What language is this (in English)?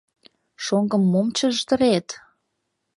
Mari